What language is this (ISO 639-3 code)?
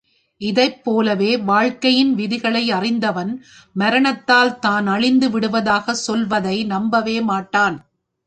tam